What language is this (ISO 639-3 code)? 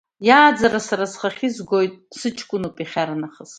abk